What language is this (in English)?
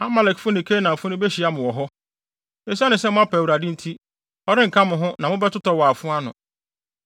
Akan